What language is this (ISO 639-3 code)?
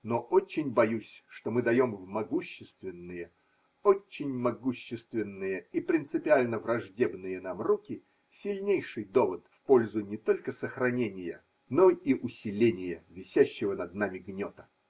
rus